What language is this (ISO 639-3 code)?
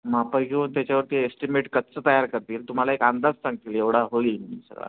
mar